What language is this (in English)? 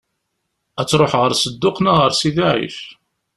Kabyle